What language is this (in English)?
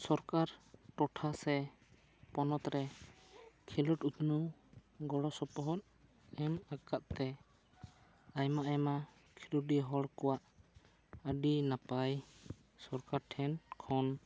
Santali